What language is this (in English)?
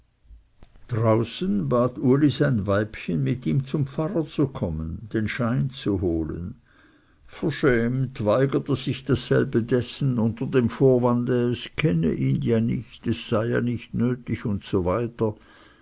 German